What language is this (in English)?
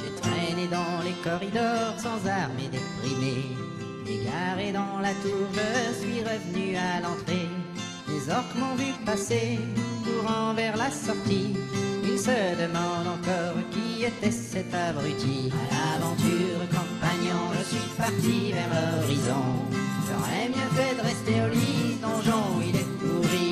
French